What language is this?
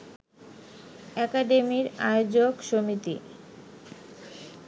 Bangla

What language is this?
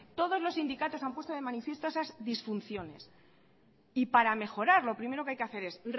Spanish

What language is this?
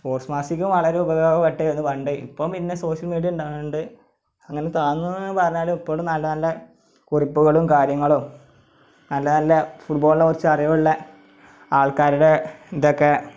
Malayalam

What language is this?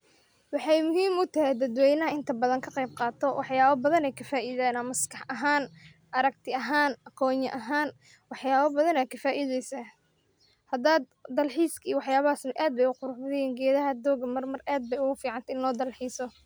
Somali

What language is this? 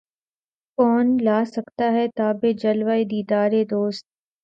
Urdu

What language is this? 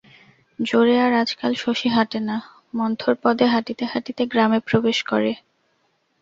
Bangla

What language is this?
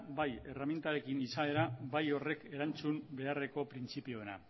Basque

